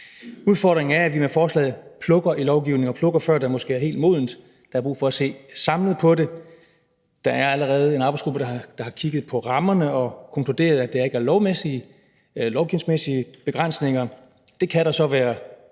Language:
Danish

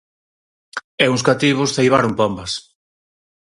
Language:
Galician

